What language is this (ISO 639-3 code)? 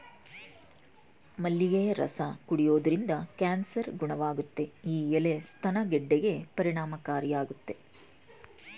kan